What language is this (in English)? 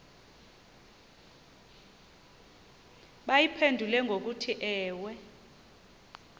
Xhosa